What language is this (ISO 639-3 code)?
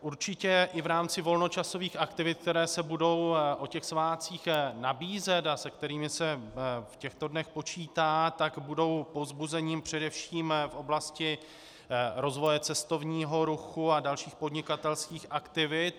ces